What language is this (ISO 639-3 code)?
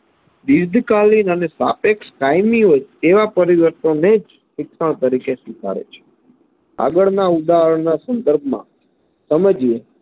guj